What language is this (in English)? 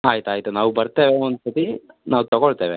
Kannada